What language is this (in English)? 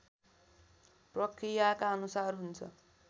Nepali